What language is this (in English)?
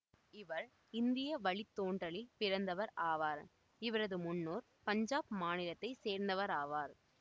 Tamil